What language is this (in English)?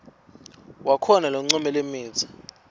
Swati